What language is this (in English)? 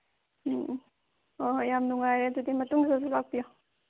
Manipuri